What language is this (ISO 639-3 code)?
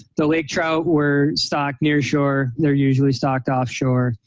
eng